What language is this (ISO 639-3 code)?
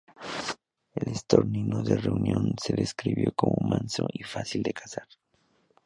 spa